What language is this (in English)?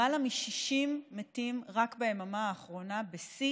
Hebrew